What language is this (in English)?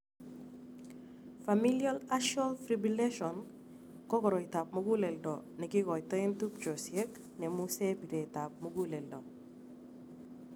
Kalenjin